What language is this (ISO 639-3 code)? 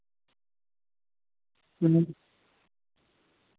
doi